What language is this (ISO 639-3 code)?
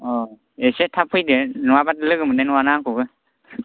brx